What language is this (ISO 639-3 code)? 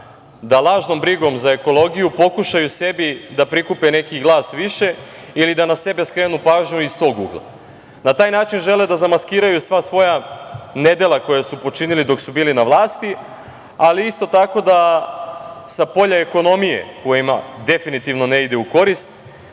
srp